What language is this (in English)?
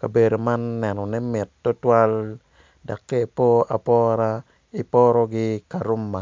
Acoli